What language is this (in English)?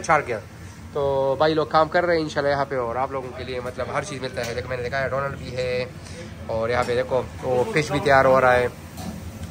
Arabic